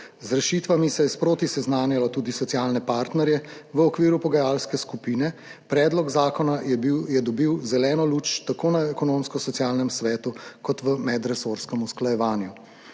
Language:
Slovenian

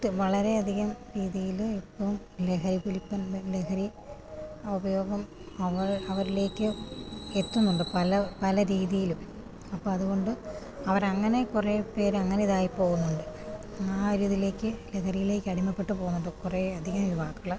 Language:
Malayalam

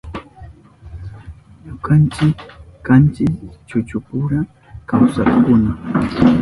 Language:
Southern Pastaza Quechua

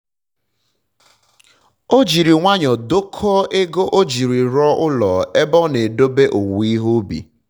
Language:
Igbo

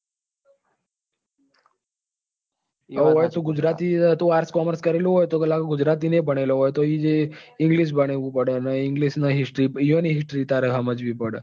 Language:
Gujarati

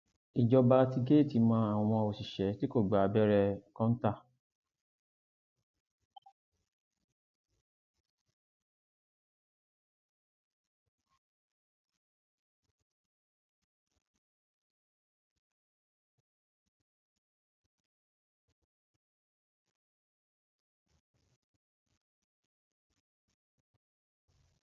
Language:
Yoruba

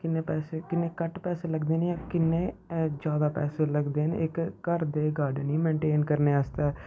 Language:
Dogri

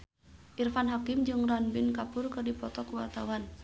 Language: Sundanese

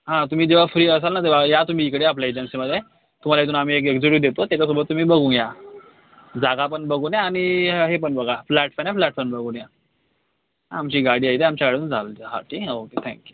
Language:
Marathi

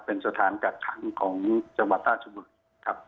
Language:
Thai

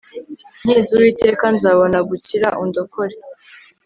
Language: Kinyarwanda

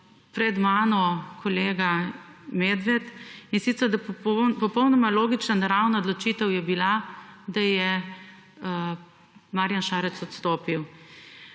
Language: Slovenian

